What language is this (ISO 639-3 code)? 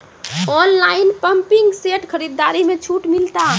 mai